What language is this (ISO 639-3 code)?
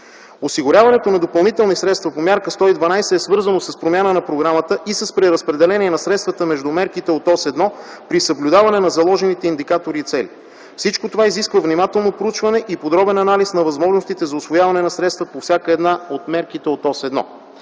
bul